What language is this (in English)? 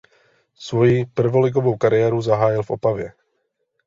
Czech